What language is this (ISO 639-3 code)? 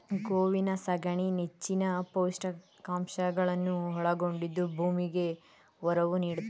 kan